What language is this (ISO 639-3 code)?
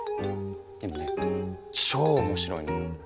jpn